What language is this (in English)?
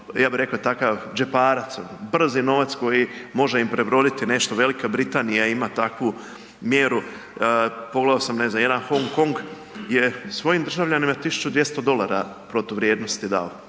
Croatian